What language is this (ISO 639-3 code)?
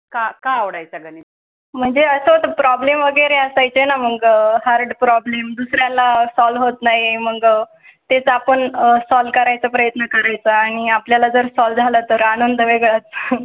mar